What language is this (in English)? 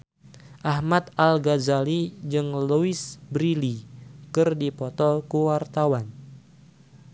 Sundanese